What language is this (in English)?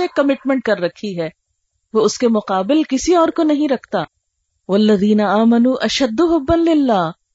Urdu